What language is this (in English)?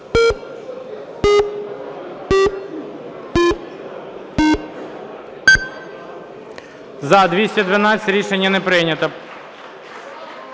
Ukrainian